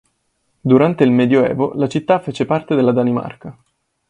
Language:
Italian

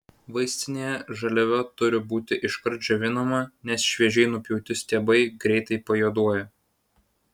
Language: Lithuanian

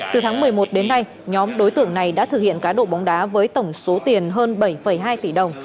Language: Vietnamese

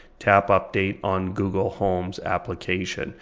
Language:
English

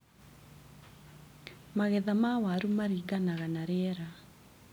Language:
Kikuyu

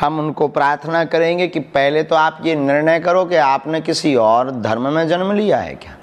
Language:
Hindi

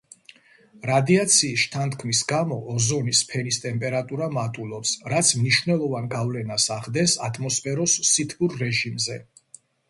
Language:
Georgian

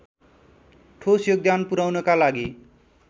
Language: Nepali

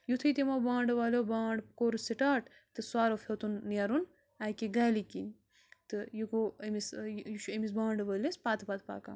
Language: Kashmiri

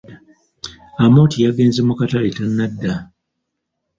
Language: Ganda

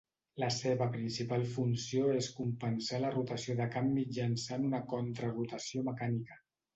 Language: Catalan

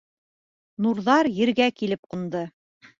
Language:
Bashkir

